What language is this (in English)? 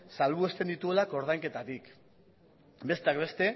Basque